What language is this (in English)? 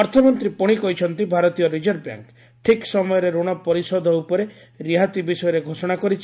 Odia